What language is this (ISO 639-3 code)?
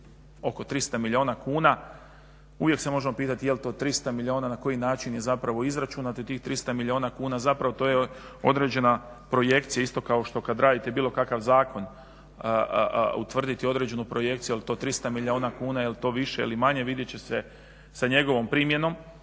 hrv